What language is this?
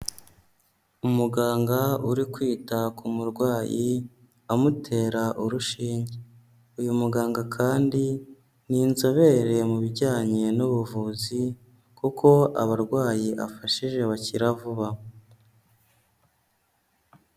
Kinyarwanda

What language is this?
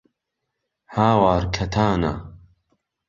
Central Kurdish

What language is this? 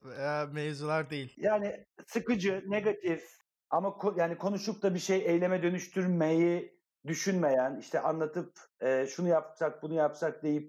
Turkish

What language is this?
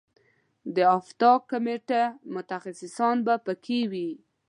Pashto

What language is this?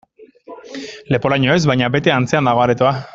Basque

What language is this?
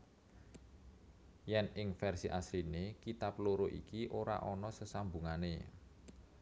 Javanese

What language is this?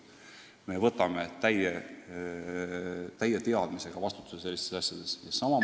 Estonian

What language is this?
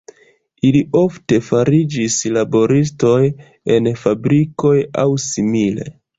Esperanto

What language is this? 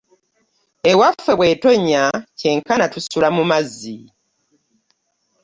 Ganda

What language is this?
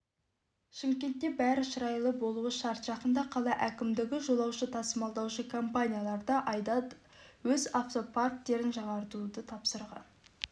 Kazakh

